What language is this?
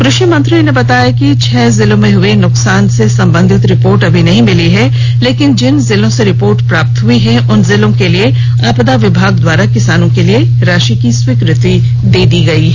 Hindi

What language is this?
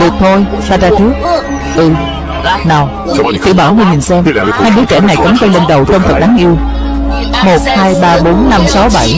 Vietnamese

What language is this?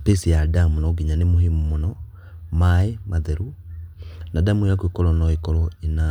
Kikuyu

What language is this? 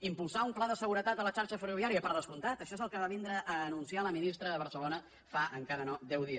Catalan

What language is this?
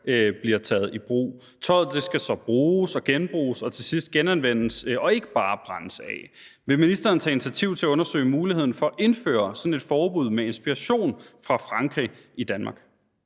Danish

